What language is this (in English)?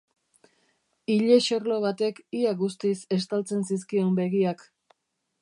Basque